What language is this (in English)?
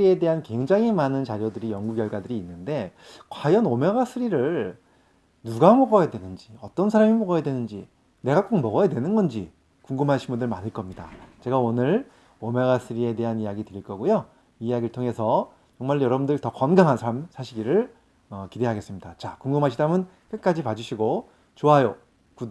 Korean